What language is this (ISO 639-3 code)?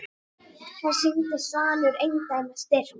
isl